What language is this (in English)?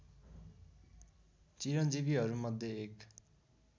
Nepali